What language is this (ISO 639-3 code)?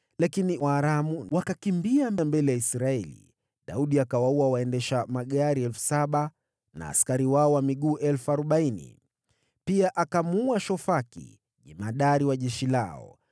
swa